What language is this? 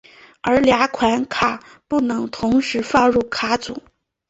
Chinese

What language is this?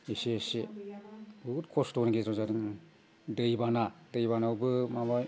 Bodo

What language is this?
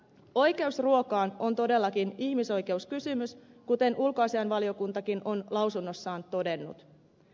Finnish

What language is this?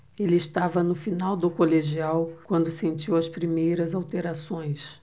Portuguese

